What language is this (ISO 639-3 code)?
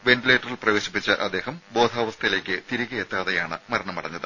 mal